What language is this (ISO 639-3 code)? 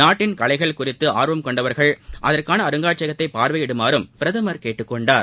tam